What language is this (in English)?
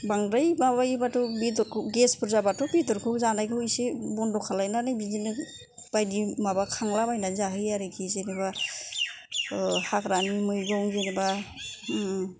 Bodo